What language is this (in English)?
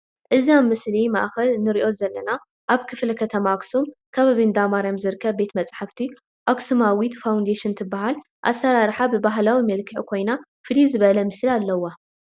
Tigrinya